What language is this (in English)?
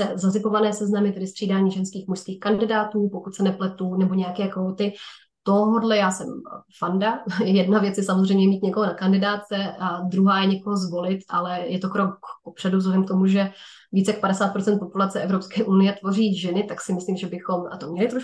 Czech